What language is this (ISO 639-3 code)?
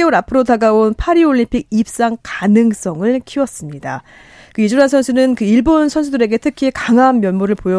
kor